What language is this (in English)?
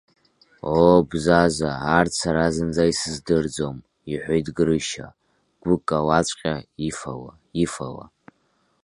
Abkhazian